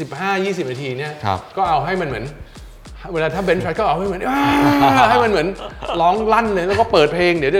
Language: Thai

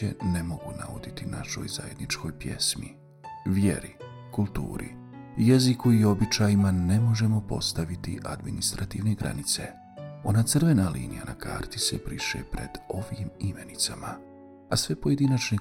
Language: Croatian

